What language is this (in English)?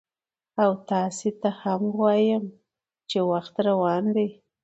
Pashto